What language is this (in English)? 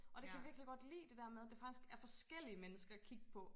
Danish